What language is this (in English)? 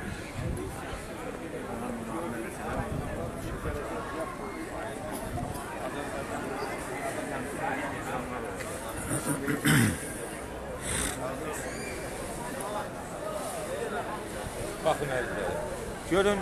Turkish